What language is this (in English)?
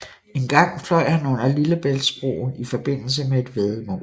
Danish